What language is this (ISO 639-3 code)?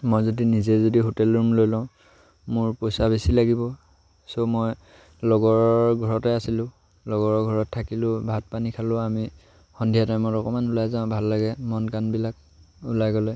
asm